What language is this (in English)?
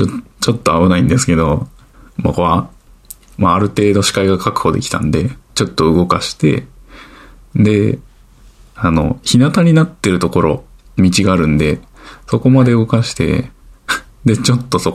Japanese